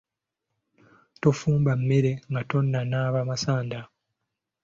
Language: Ganda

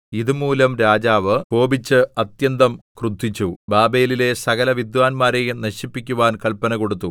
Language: Malayalam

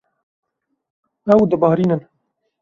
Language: Kurdish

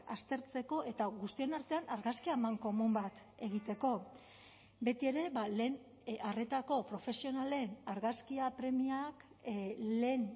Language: Basque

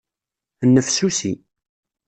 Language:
Kabyle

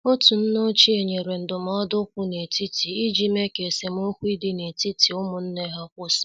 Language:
Igbo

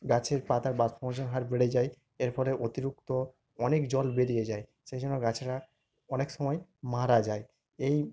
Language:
Bangla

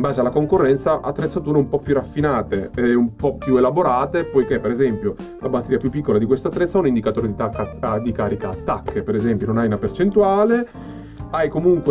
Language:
Italian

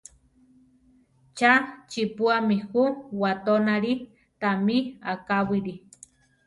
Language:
Central Tarahumara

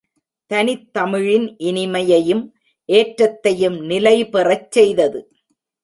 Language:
Tamil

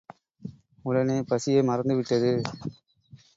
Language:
Tamil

